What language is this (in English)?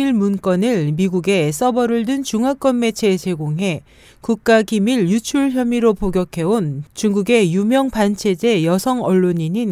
Korean